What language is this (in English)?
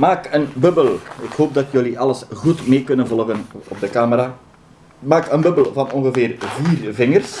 Dutch